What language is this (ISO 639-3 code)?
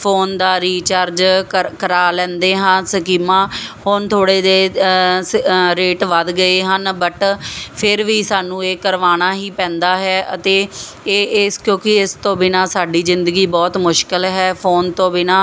pan